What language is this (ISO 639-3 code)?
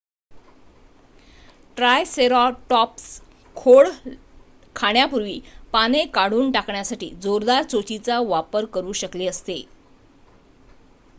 mar